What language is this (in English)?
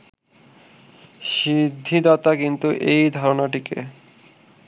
Bangla